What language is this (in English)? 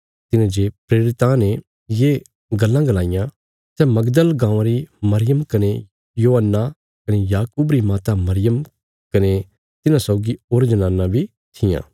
Bilaspuri